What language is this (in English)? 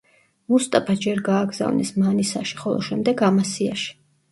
Georgian